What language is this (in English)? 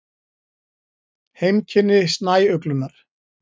Icelandic